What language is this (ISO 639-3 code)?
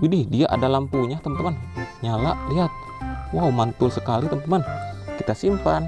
ind